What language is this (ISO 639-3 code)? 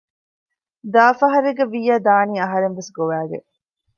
div